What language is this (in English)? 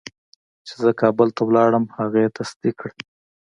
Pashto